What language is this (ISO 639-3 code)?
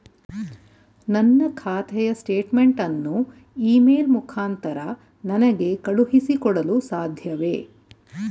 kan